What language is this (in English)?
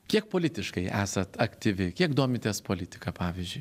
Lithuanian